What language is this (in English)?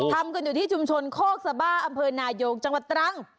Thai